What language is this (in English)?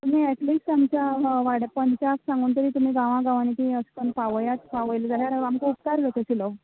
Konkani